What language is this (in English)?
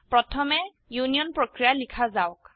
Assamese